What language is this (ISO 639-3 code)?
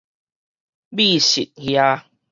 nan